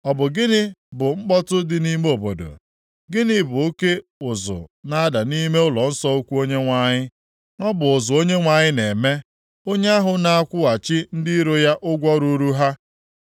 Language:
Igbo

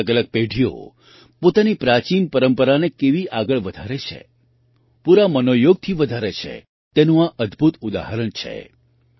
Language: Gujarati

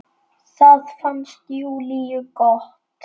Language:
Icelandic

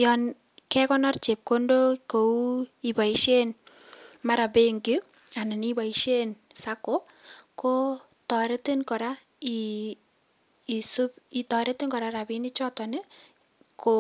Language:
Kalenjin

